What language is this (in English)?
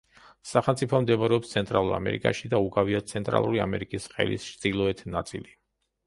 Georgian